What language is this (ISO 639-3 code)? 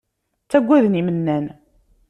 kab